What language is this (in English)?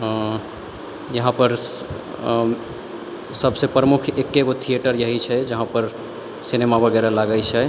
Maithili